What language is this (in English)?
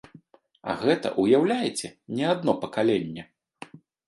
Belarusian